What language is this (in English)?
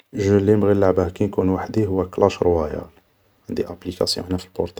Algerian Arabic